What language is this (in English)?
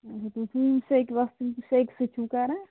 Kashmiri